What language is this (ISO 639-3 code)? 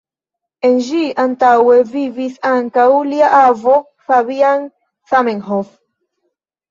epo